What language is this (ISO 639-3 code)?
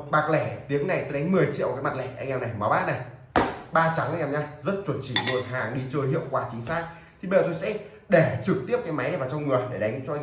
vie